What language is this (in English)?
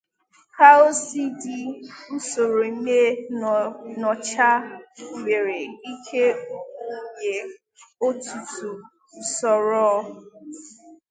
Igbo